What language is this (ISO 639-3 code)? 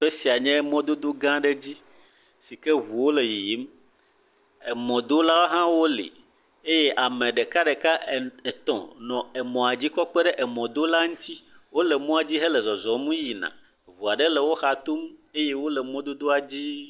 ewe